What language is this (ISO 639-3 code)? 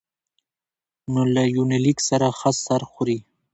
pus